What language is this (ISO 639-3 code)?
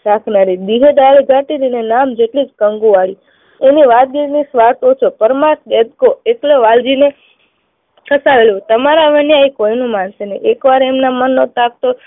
guj